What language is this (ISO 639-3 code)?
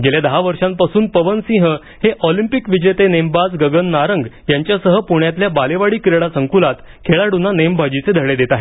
mar